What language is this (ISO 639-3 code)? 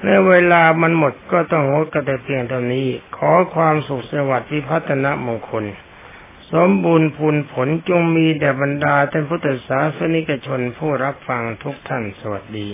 tha